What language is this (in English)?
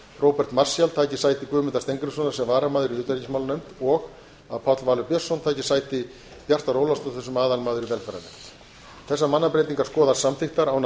Icelandic